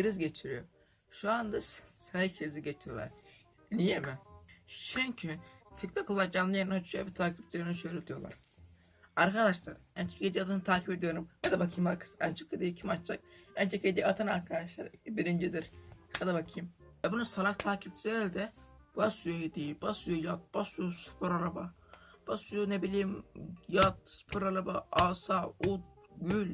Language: Turkish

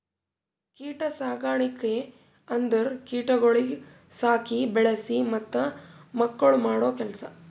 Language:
Kannada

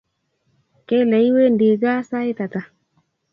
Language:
Kalenjin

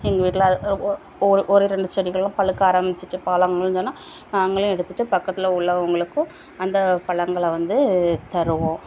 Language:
Tamil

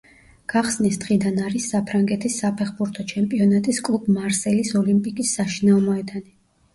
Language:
Georgian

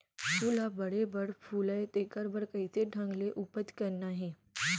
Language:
Chhattisgarhi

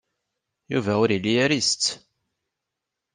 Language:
Kabyle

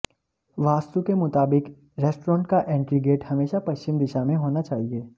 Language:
Hindi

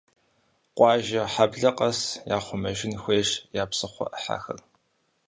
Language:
Kabardian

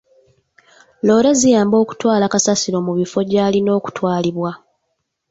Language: Ganda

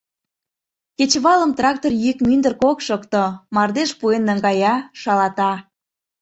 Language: Mari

